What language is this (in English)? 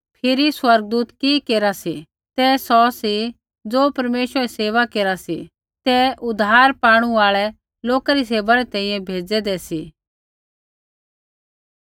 Kullu Pahari